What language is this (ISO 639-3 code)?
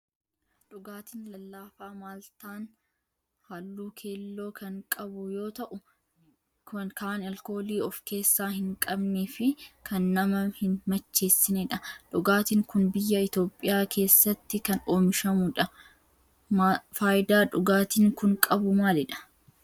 orm